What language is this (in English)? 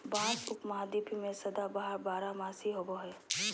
Magahi